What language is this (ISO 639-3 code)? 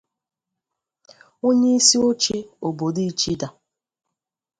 ibo